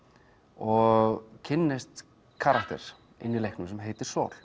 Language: Icelandic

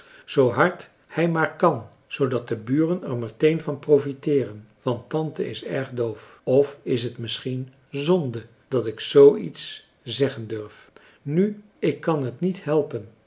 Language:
Dutch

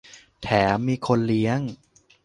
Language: Thai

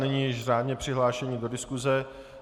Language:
Czech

